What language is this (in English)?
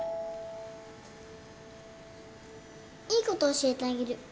Japanese